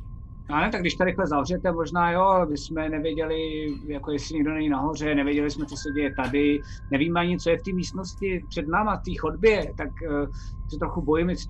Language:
Czech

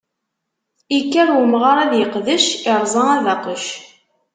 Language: Kabyle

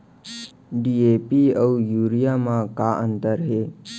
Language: Chhattisgarhi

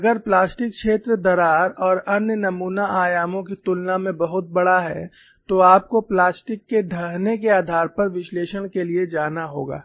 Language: Hindi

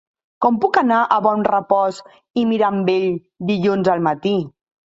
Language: Catalan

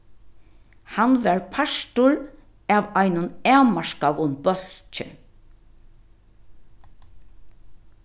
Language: Faroese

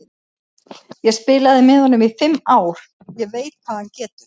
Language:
Icelandic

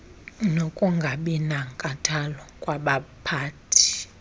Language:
Xhosa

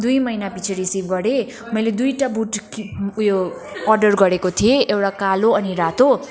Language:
Nepali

